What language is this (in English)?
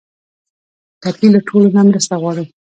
Pashto